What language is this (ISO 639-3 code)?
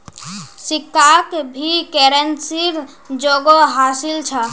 mag